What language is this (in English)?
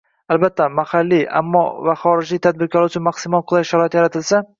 Uzbek